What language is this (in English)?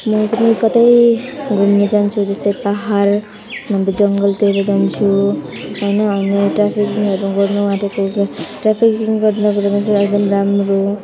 Nepali